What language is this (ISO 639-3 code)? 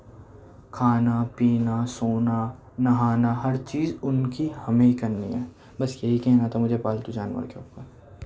urd